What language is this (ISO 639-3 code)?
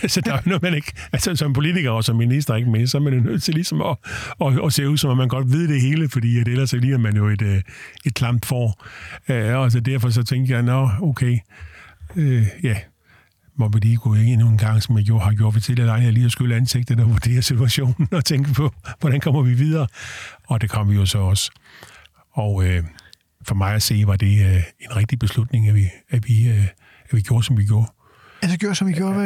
dan